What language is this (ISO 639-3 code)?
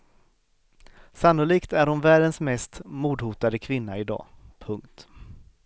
swe